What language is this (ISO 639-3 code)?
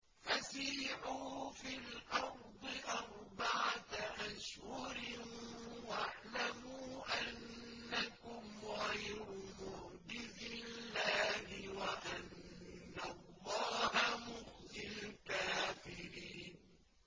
ara